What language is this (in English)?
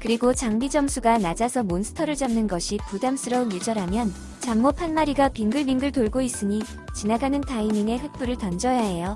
Korean